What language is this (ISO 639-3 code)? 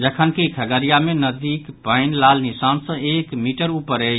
mai